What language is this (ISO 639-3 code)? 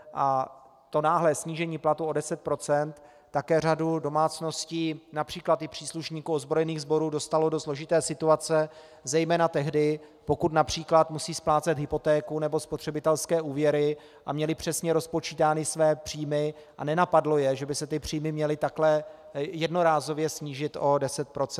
ces